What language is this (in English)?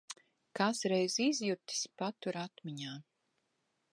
Latvian